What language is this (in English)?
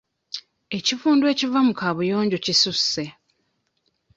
Ganda